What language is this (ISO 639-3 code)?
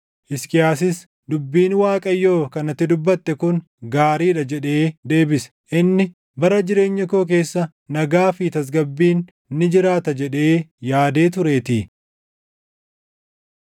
orm